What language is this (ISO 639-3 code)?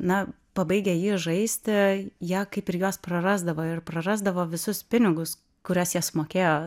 lit